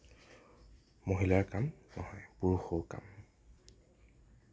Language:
Assamese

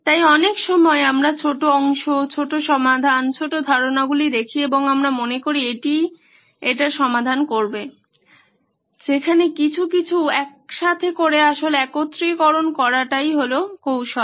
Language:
Bangla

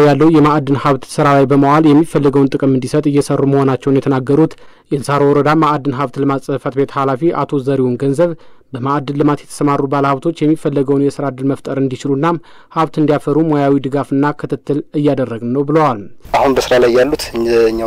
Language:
Arabic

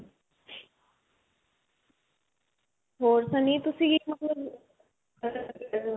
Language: Punjabi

